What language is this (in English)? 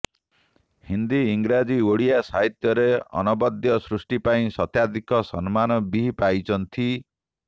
Odia